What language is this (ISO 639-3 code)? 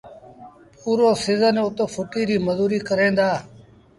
sbn